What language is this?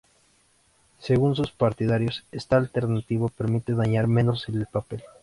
Spanish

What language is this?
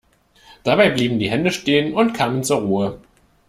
German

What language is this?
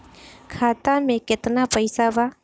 Bhojpuri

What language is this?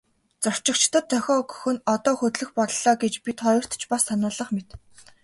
Mongolian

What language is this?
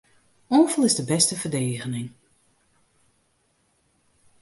Western Frisian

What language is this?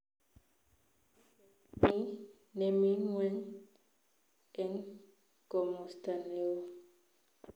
Kalenjin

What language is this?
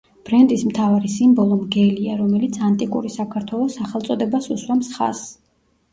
Georgian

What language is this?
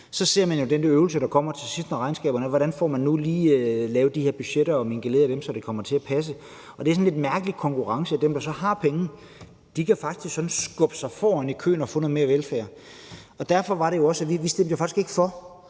Danish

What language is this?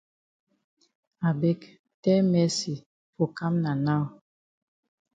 Cameroon Pidgin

